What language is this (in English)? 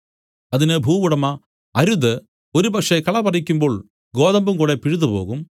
Malayalam